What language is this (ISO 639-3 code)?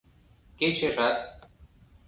chm